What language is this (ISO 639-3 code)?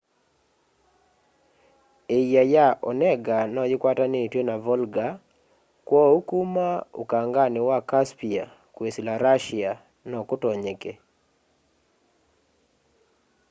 kam